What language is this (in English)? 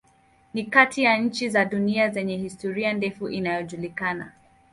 Swahili